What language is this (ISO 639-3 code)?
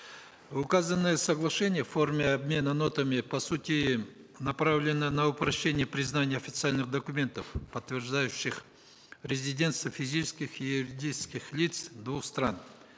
kaz